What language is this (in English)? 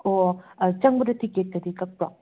Manipuri